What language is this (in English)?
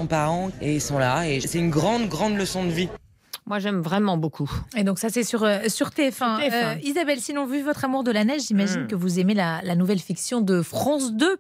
French